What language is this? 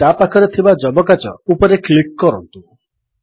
Odia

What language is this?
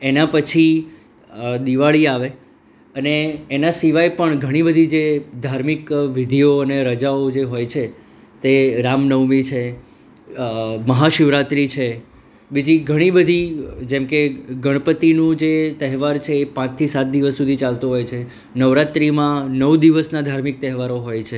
Gujarati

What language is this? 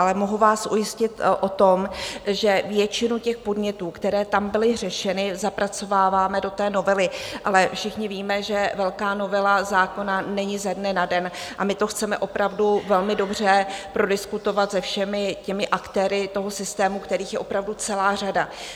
Czech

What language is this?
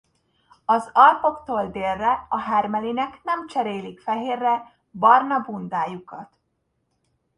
Hungarian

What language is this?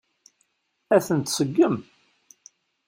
Kabyle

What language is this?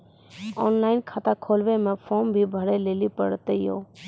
Maithili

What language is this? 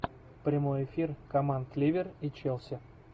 Russian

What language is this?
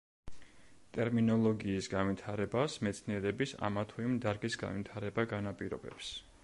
Georgian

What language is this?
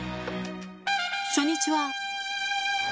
Japanese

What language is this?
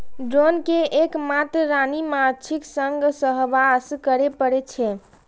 Maithili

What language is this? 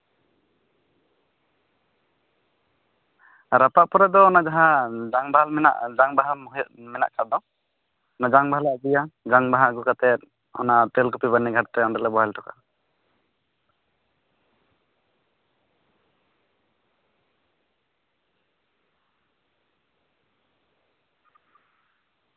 Santali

